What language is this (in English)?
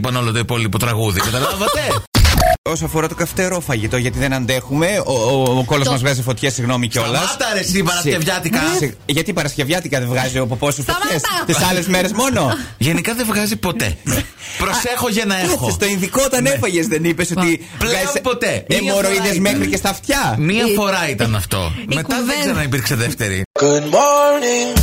Greek